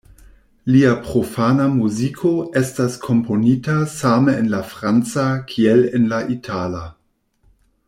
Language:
Esperanto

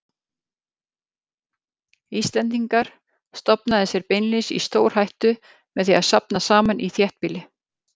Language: Icelandic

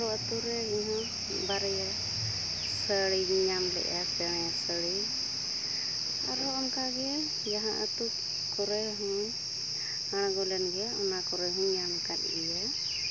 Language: Santali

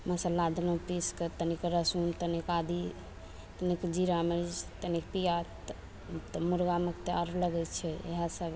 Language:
Maithili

